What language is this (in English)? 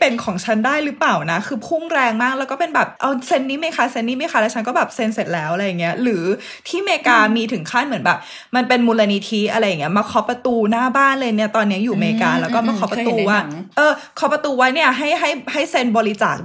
Thai